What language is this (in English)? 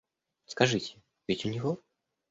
Russian